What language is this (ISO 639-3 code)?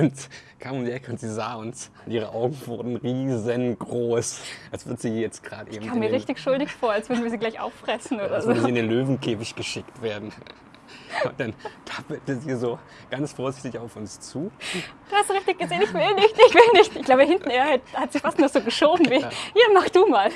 deu